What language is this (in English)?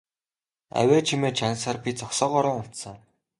Mongolian